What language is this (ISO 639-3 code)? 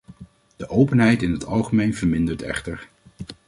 nld